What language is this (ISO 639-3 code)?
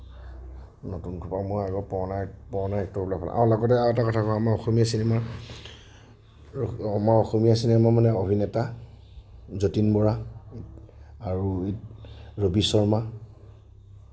asm